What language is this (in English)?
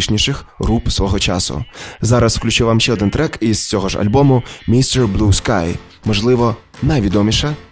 Ukrainian